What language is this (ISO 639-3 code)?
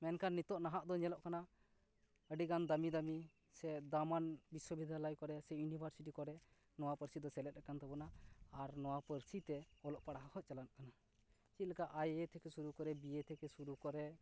sat